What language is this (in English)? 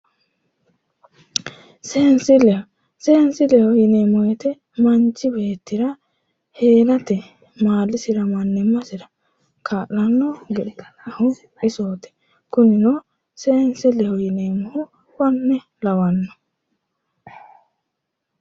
Sidamo